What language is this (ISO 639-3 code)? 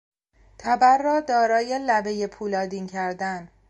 fas